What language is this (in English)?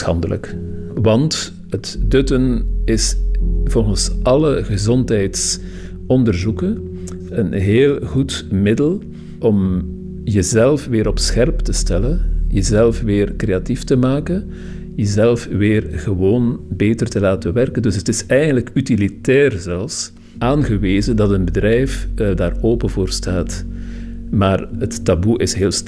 Dutch